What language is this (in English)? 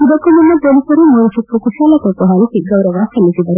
Kannada